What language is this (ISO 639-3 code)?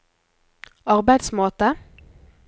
nor